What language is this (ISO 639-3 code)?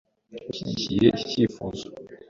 kin